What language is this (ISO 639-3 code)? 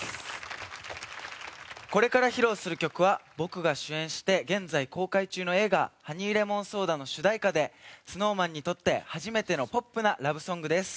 jpn